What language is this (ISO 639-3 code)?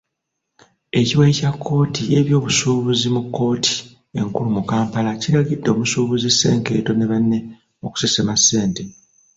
lug